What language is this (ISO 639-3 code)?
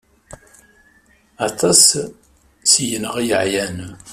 kab